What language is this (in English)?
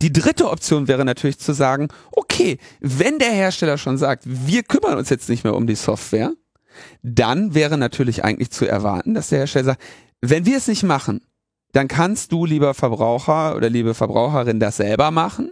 German